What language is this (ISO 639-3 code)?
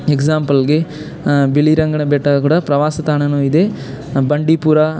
kan